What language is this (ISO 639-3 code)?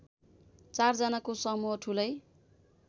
nep